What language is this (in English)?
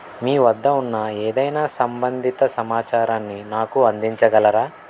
Telugu